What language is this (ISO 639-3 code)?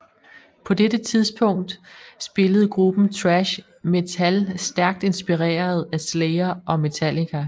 dan